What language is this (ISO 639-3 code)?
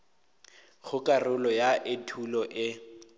nso